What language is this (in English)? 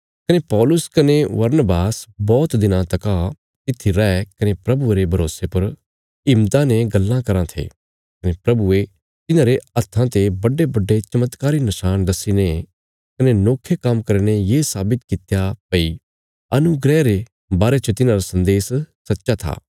Bilaspuri